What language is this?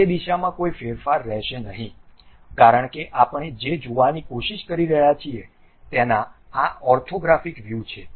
Gujarati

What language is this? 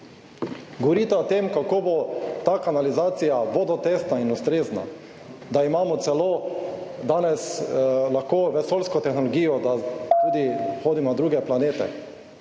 Slovenian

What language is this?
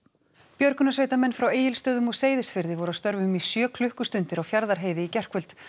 Icelandic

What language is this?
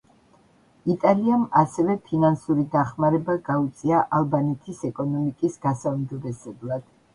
Georgian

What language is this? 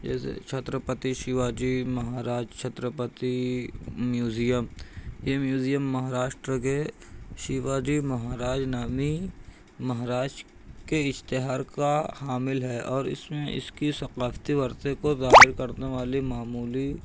Urdu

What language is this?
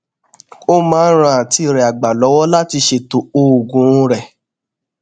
Yoruba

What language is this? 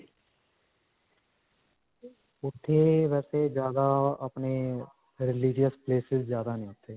Punjabi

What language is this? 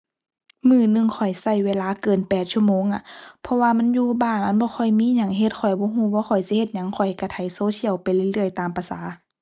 Thai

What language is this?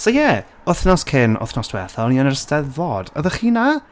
Welsh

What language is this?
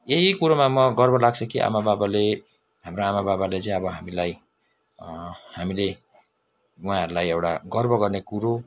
Nepali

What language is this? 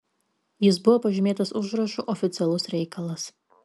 Lithuanian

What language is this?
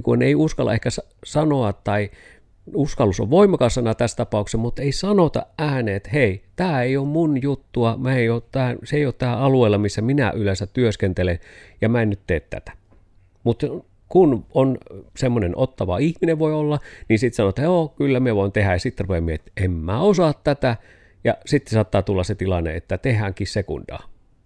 Finnish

